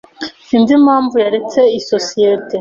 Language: Kinyarwanda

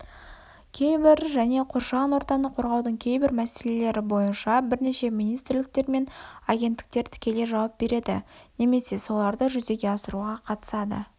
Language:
Kazakh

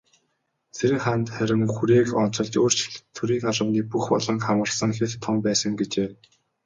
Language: Mongolian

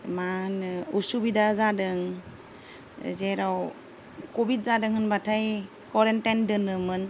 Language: Bodo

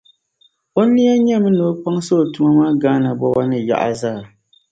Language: Dagbani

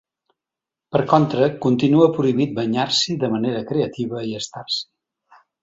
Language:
Catalan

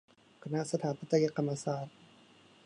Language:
Thai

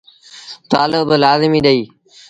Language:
Sindhi Bhil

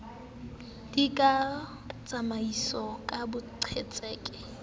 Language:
Southern Sotho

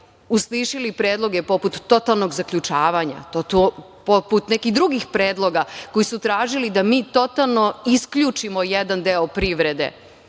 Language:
Serbian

